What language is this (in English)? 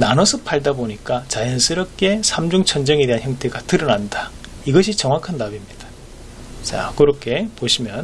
Korean